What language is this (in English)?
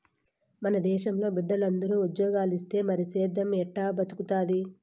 Telugu